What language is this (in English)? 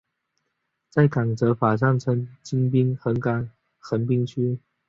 Chinese